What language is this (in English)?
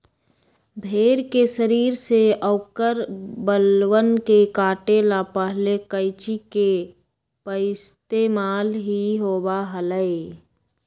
Magahi